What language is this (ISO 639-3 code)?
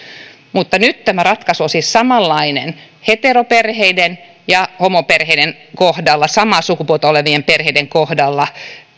fin